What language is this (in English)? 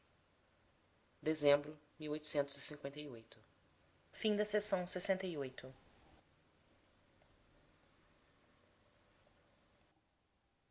Portuguese